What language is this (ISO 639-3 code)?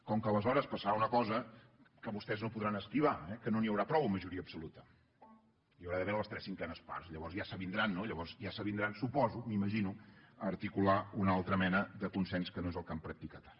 cat